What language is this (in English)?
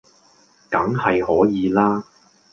Cantonese